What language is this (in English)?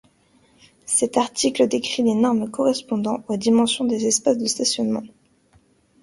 French